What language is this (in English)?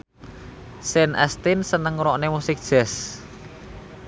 Javanese